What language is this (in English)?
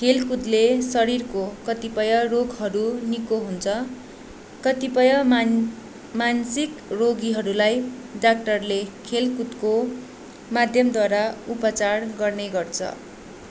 Nepali